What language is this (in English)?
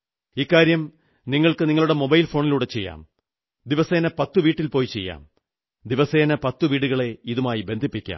Malayalam